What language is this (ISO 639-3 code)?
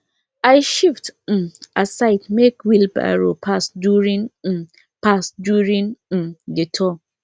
pcm